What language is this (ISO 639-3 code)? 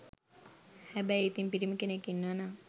sin